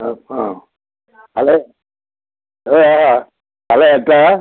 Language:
Konkani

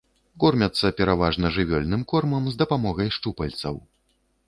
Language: Belarusian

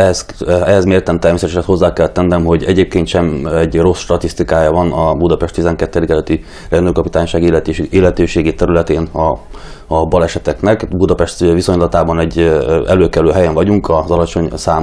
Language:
Hungarian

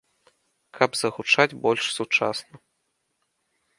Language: Belarusian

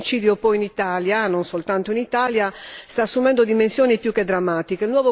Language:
Italian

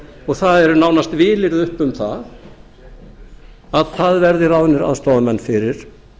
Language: Icelandic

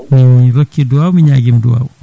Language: Fula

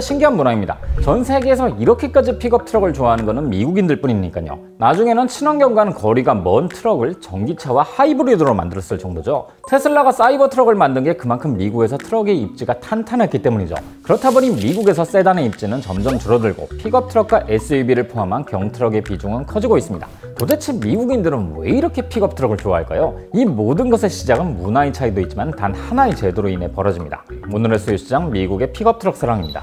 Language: Korean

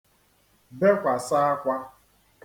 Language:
Igbo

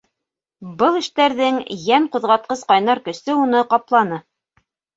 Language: Bashkir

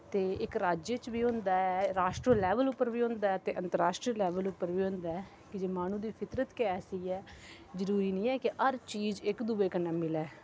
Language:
Dogri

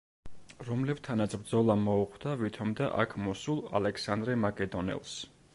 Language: Georgian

